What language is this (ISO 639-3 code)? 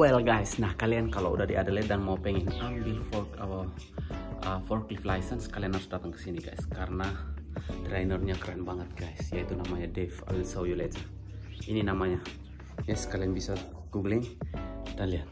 ind